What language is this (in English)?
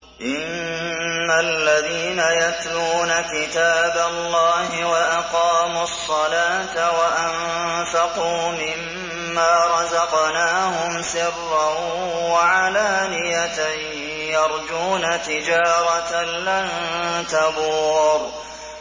Arabic